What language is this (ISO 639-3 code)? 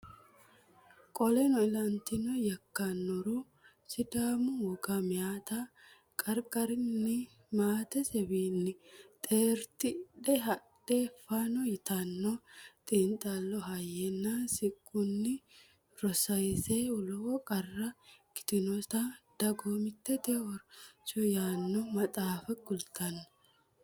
sid